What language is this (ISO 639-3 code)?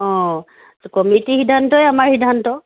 asm